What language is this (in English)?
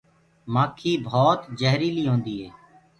Gurgula